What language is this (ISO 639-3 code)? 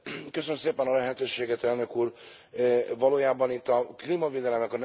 hun